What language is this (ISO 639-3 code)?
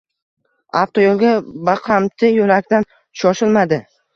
uzb